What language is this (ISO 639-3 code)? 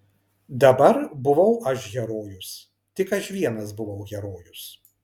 lit